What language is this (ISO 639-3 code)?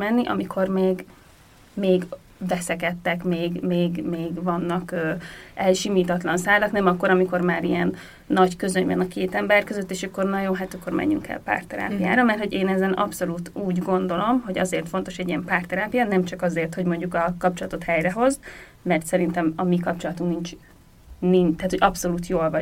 hun